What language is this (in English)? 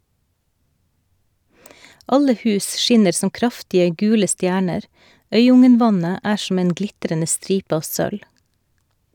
Norwegian